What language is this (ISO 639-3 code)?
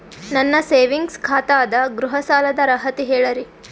kan